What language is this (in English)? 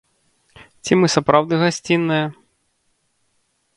Belarusian